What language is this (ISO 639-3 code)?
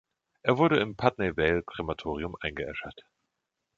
deu